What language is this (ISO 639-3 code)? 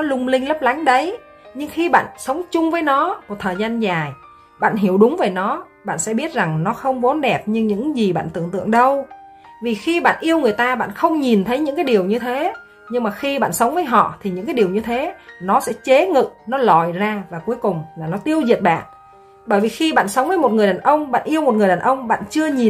vie